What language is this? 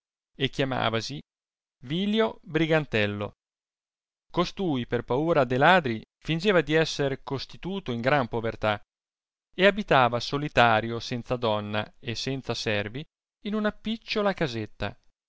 Italian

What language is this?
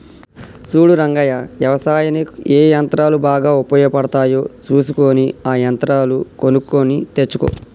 Telugu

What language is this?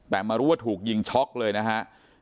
Thai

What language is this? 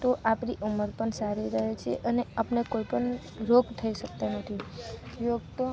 Gujarati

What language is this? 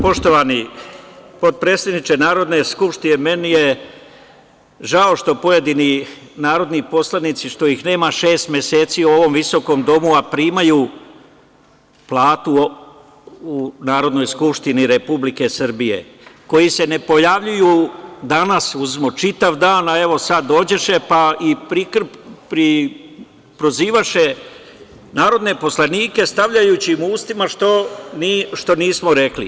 Serbian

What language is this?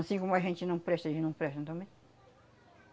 Portuguese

